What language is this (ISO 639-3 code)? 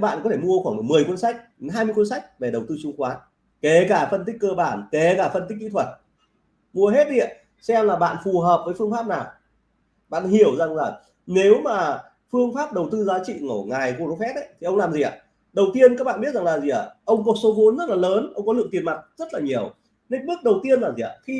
vie